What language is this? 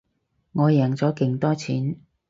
Cantonese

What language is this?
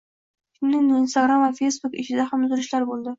Uzbek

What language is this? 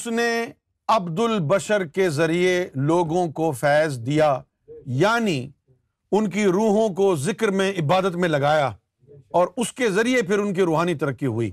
Urdu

